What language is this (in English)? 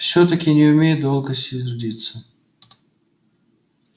Russian